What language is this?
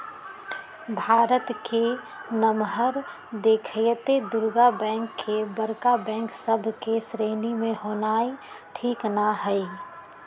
Magahi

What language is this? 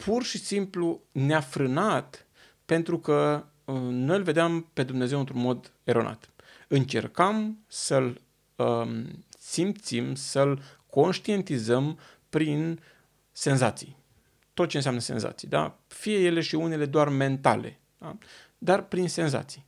Romanian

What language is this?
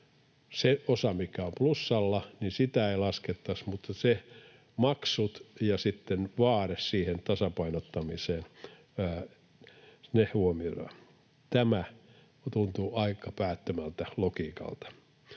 Finnish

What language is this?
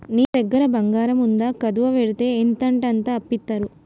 Telugu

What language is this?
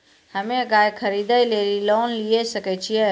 Maithili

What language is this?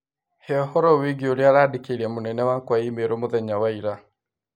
Kikuyu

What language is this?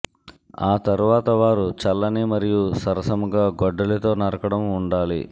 Telugu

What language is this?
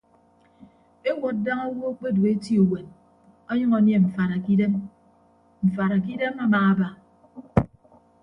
Ibibio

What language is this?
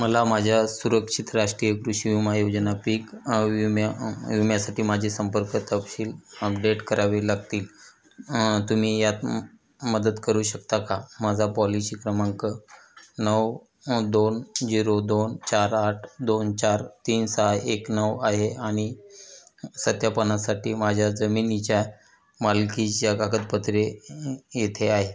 Marathi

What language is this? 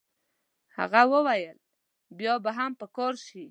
Pashto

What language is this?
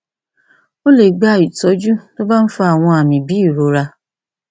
Yoruba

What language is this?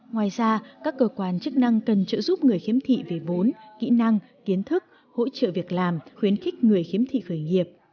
Vietnamese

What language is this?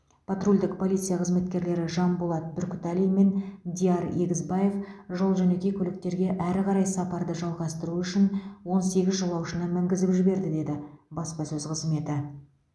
Kazakh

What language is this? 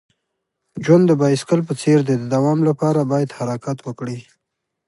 Pashto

